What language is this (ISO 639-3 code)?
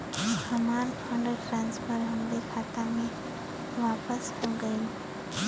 bho